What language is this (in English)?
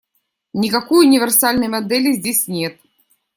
Russian